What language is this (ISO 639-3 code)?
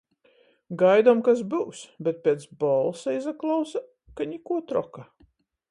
ltg